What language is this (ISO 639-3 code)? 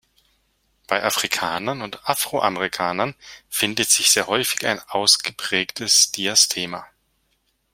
deu